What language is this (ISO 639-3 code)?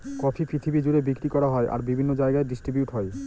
ben